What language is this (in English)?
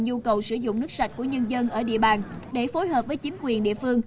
Vietnamese